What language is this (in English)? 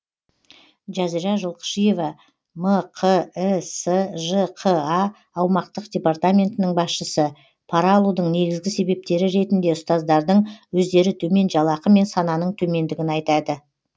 Kazakh